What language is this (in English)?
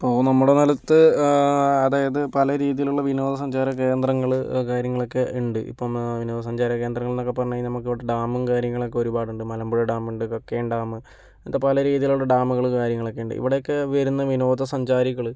Malayalam